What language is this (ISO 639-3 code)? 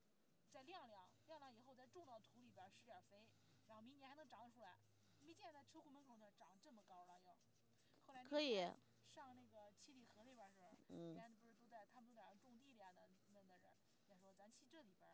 zho